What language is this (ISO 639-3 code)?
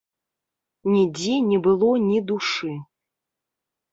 bel